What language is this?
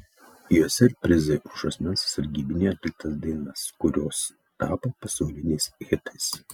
Lithuanian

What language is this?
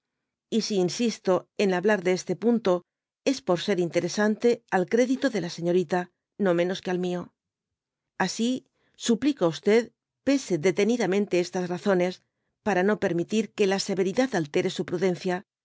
Spanish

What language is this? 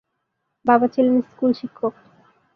Bangla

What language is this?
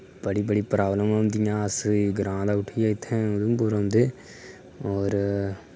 Dogri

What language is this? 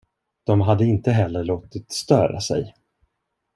Swedish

